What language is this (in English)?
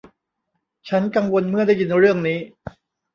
Thai